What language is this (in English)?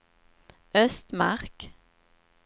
Swedish